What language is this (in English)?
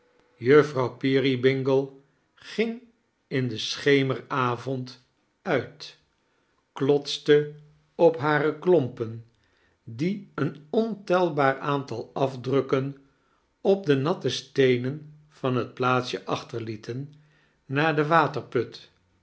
Dutch